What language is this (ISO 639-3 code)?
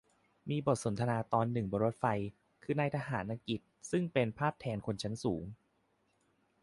tha